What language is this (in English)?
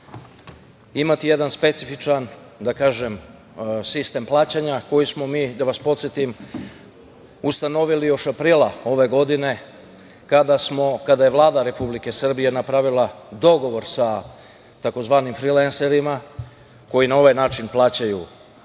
Serbian